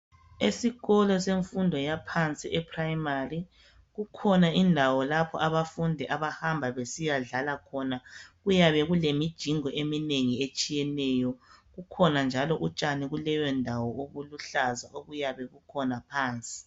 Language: North Ndebele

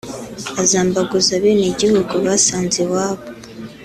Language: Kinyarwanda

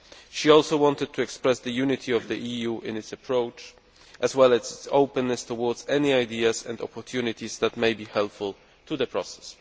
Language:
English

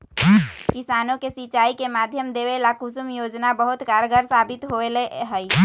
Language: Magahi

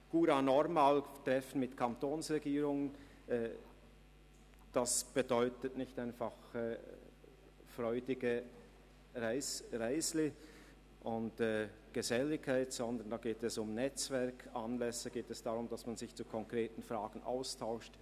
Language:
Swiss German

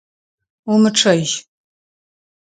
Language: Adyghe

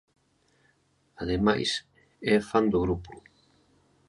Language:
Galician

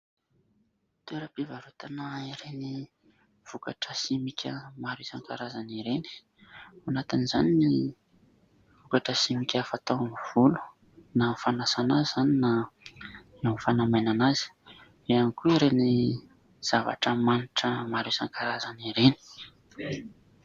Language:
Malagasy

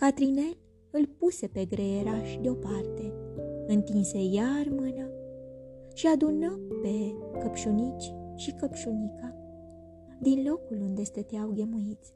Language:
Romanian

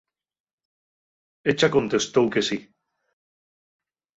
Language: Asturian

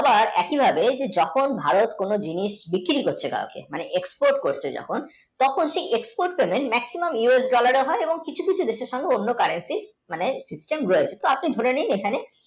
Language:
Bangla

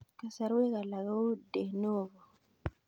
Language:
Kalenjin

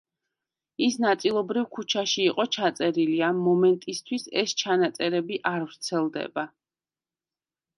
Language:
Georgian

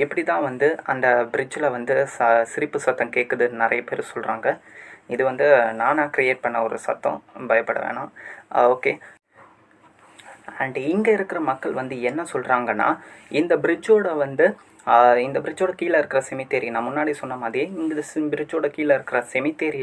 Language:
Indonesian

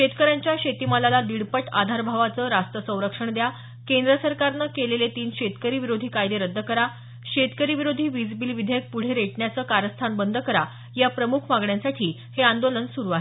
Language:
Marathi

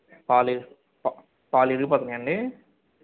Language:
Telugu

